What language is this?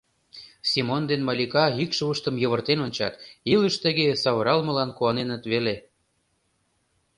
Mari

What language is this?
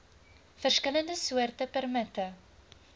Afrikaans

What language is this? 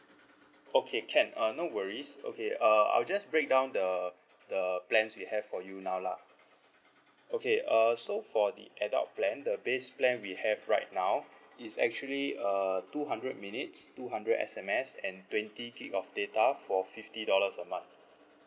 English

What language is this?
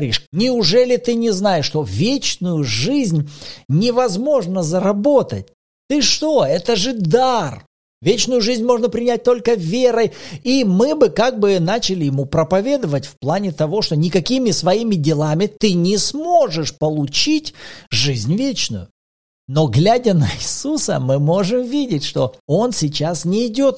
Russian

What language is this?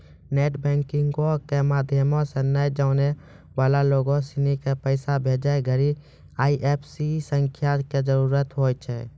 Maithili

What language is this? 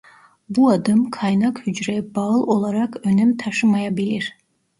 Turkish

